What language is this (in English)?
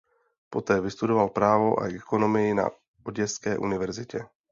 Czech